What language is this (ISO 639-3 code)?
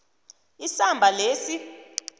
nbl